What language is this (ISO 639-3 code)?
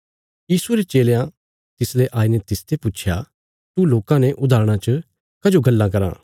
kfs